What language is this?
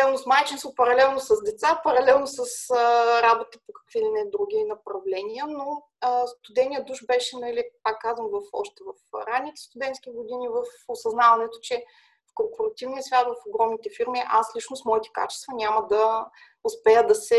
Bulgarian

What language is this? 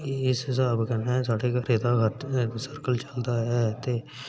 Dogri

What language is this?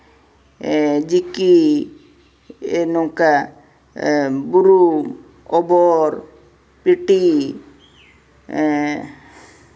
Santali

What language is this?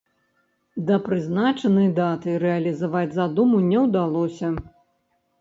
Belarusian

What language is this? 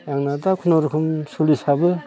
Bodo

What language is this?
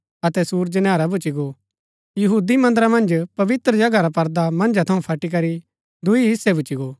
Gaddi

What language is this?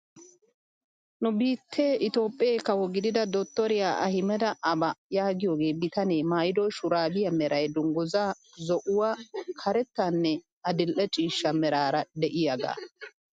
Wolaytta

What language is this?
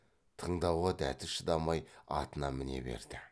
Kazakh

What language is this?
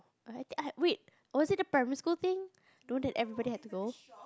English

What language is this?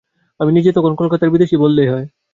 Bangla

